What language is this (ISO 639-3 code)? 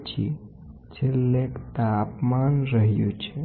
guj